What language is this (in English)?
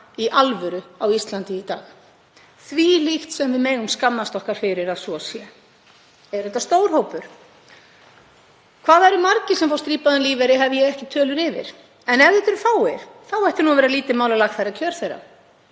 Icelandic